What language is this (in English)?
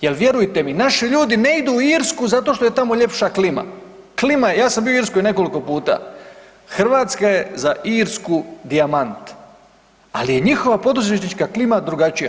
Croatian